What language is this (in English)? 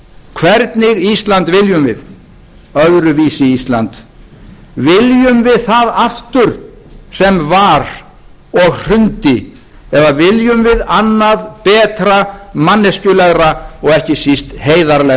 Icelandic